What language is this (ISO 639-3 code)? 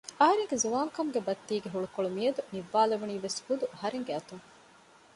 div